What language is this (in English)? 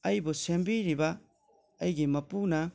Manipuri